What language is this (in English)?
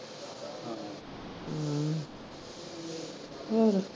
Punjabi